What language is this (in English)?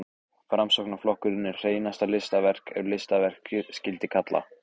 Icelandic